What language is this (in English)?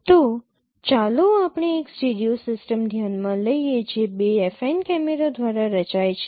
Gujarati